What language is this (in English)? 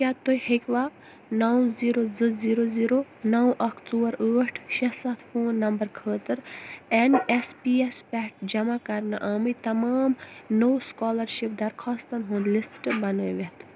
Kashmiri